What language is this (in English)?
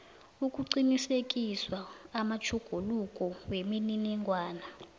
South Ndebele